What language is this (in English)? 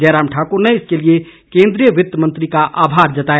Hindi